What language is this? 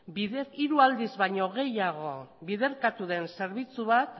Basque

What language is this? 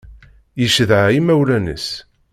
Kabyle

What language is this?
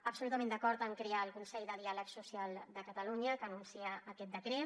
Catalan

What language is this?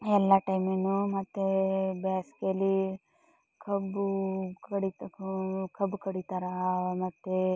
Kannada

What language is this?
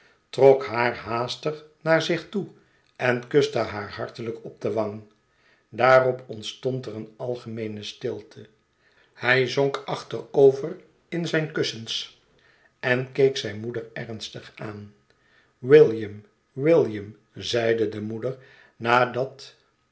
Dutch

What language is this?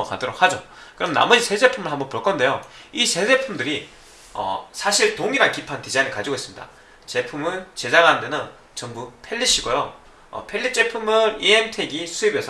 Korean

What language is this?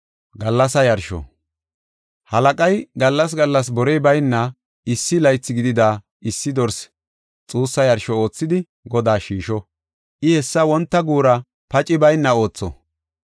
Gofa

